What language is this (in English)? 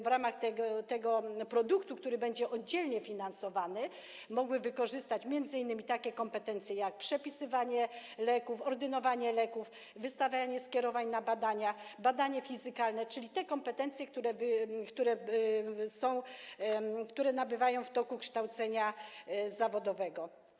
Polish